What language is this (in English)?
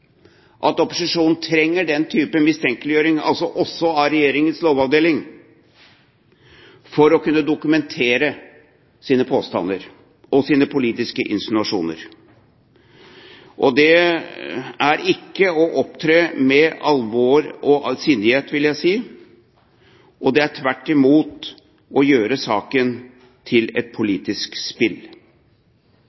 Norwegian Bokmål